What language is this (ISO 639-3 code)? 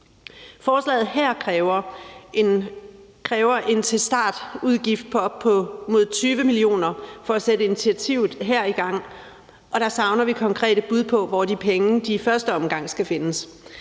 dan